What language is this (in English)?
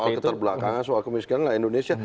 Indonesian